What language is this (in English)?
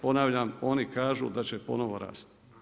Croatian